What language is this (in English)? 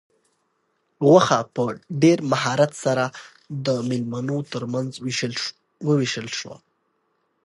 Pashto